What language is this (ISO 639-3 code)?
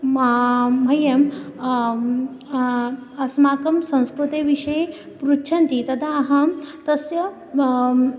san